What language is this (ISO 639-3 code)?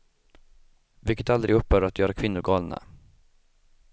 swe